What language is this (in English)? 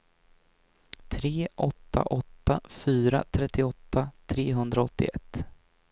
Swedish